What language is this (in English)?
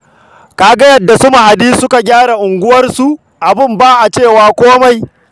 Hausa